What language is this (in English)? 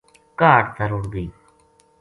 Gujari